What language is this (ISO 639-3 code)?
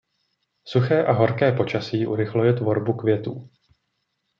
ces